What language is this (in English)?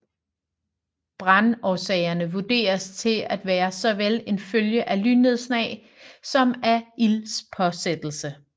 Danish